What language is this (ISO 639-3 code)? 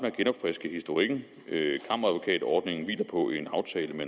dan